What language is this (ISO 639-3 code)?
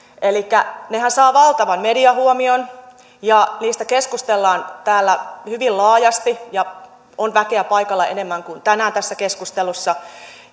fin